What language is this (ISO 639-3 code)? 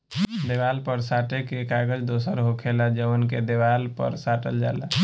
bho